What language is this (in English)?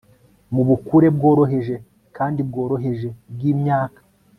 Kinyarwanda